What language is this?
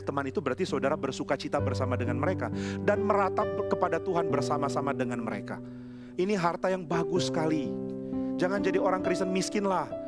Indonesian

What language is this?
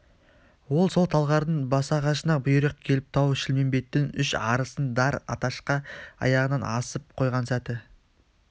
Kazakh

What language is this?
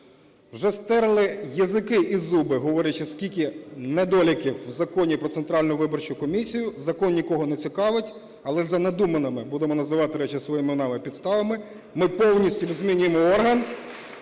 Ukrainian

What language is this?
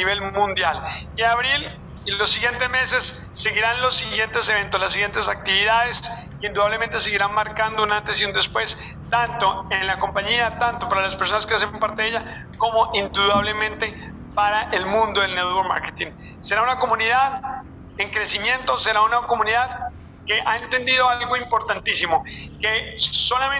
Spanish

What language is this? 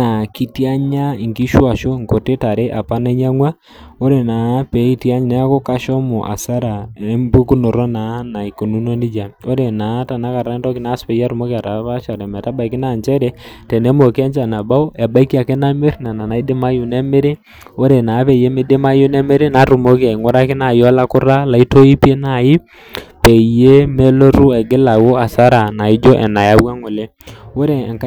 Masai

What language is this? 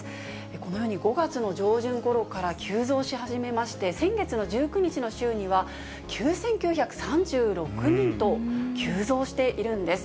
Japanese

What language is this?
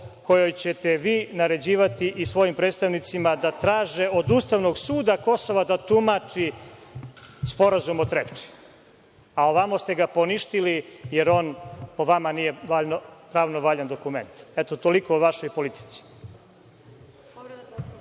Serbian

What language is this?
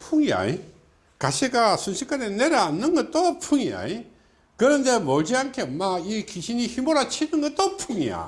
Korean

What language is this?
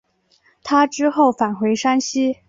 Chinese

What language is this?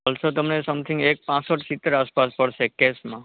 Gujarati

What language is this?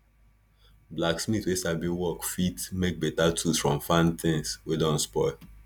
Nigerian Pidgin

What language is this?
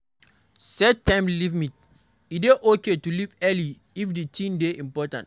Nigerian Pidgin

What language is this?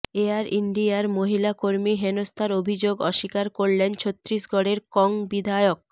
Bangla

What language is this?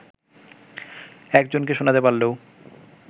Bangla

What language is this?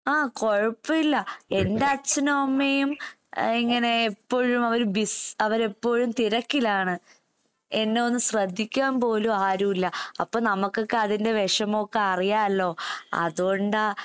Malayalam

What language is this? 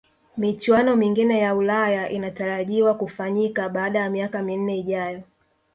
Swahili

